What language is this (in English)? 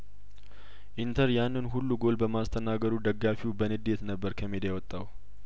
Amharic